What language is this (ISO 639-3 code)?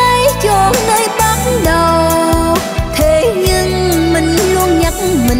vie